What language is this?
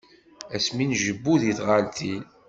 Kabyle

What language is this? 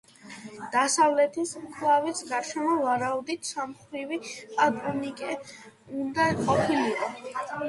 Georgian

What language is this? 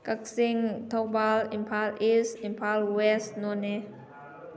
Manipuri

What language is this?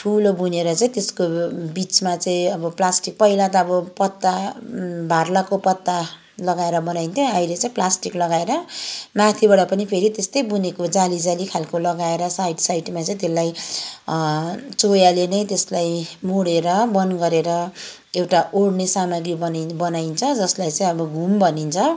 Nepali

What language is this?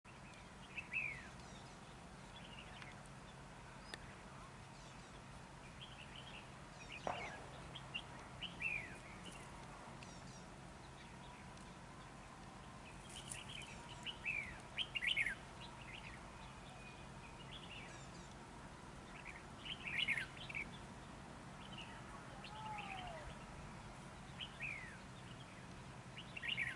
Vietnamese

